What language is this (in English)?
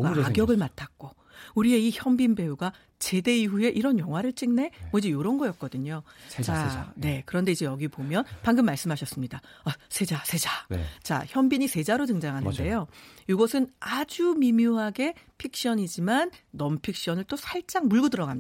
Korean